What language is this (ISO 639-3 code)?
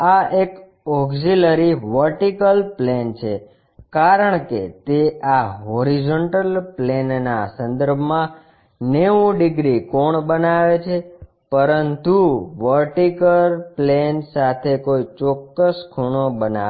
guj